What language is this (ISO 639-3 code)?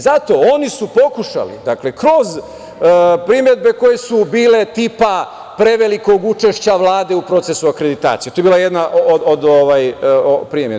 srp